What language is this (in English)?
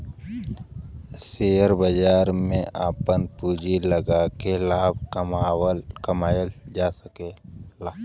Bhojpuri